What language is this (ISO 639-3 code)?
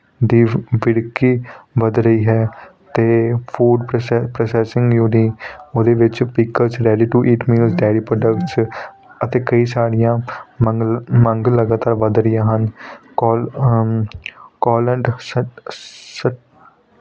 pan